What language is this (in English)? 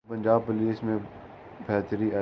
Urdu